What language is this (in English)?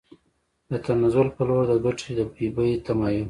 Pashto